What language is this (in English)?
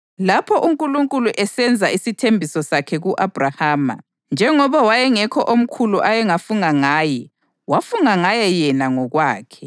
North Ndebele